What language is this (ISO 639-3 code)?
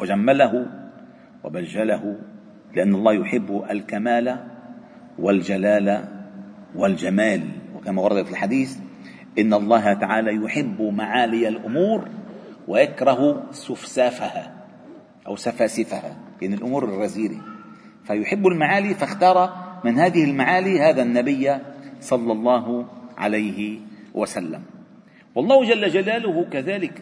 ara